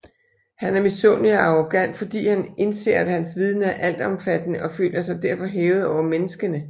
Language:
Danish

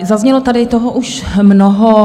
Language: Czech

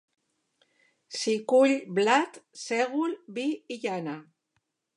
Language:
Catalan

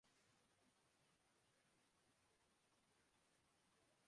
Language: Urdu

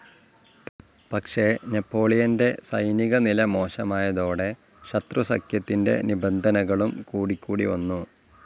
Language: Malayalam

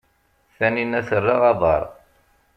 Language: Kabyle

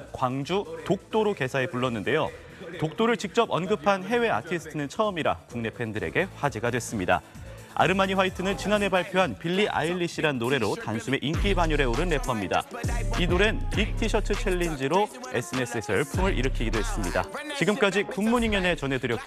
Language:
Korean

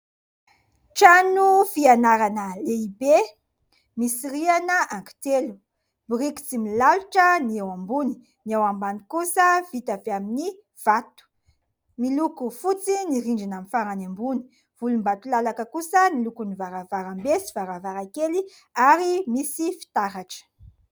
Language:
Malagasy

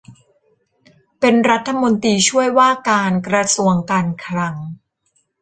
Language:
Thai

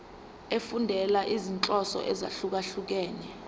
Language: Zulu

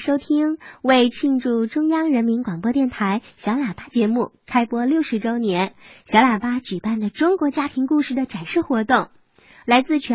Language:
Chinese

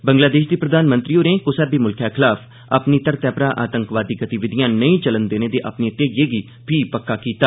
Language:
Dogri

